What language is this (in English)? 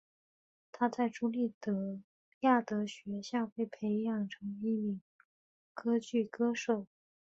Chinese